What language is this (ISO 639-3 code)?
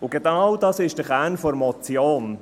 gsw